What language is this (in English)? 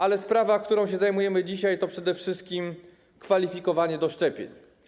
Polish